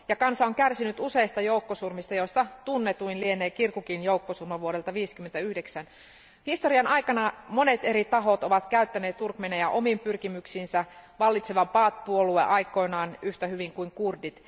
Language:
Finnish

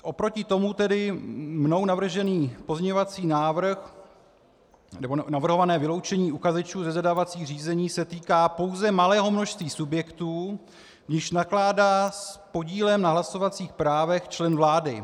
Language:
Czech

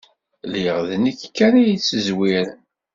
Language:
Kabyle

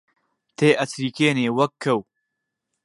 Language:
Central Kurdish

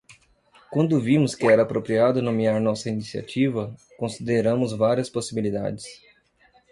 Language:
Portuguese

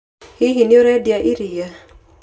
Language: Kikuyu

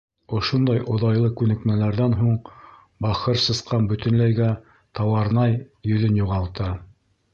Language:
Bashkir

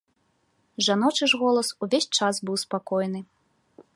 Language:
Belarusian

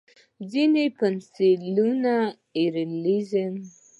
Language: Pashto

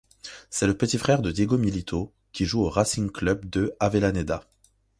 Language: French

